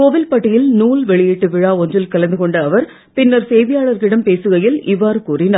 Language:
Tamil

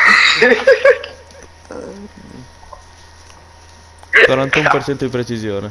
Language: Italian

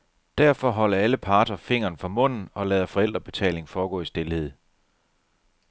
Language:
Danish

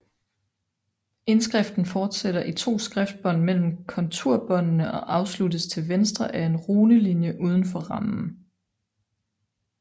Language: Danish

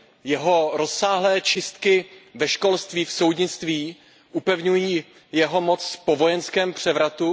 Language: Czech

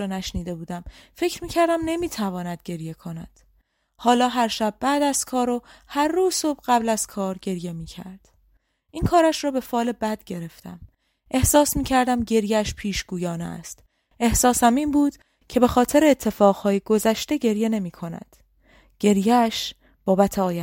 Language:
Persian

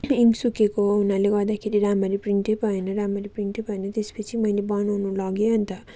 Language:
Nepali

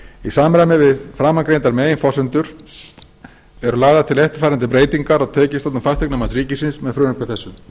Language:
Icelandic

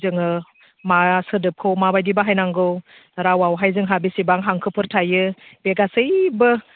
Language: Bodo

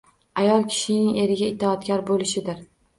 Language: Uzbek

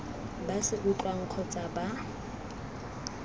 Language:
Tswana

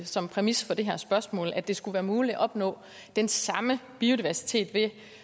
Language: Danish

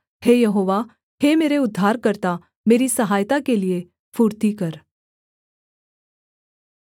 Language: Hindi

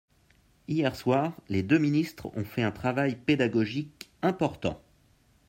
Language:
French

